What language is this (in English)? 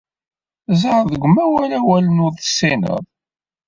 Kabyle